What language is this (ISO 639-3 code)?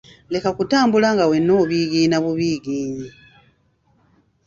lug